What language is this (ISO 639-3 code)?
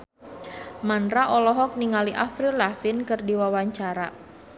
sun